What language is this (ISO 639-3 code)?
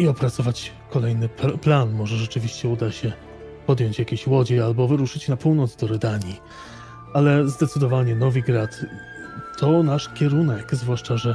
pol